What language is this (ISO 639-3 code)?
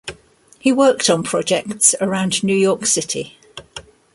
eng